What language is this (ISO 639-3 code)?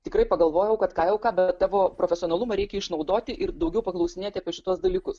lit